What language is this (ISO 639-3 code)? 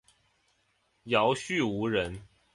zho